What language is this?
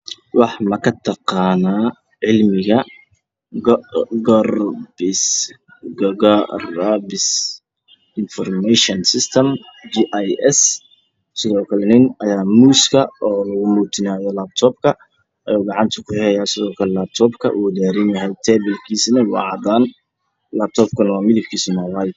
Somali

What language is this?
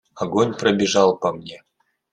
Russian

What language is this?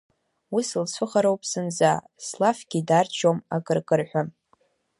Abkhazian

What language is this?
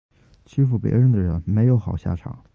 Chinese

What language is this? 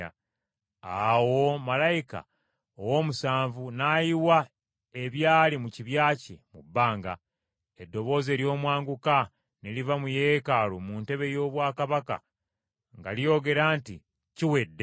Ganda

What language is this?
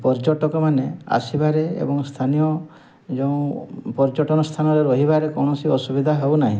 Odia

